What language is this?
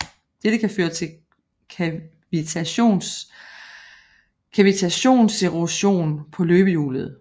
Danish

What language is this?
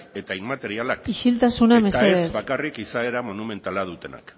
Basque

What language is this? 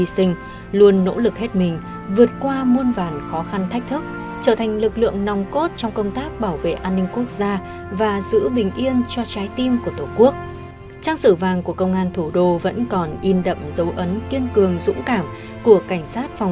Vietnamese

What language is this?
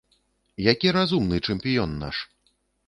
Belarusian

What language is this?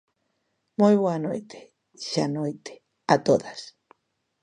Galician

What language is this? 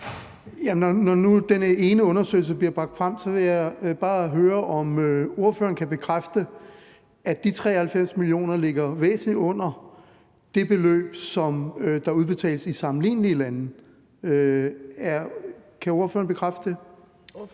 Danish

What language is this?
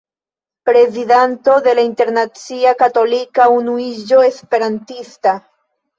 Esperanto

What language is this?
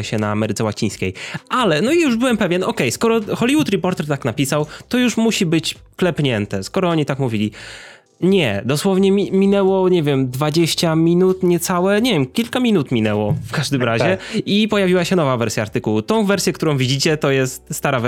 Polish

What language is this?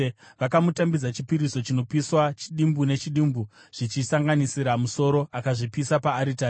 Shona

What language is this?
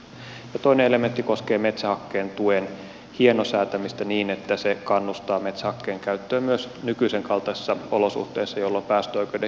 Finnish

